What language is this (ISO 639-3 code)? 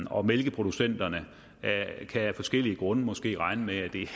dan